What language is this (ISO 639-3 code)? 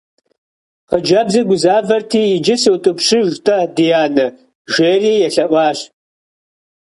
kbd